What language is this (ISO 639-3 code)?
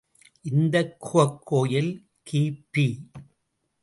tam